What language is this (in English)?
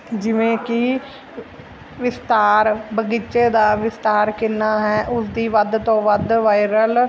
Punjabi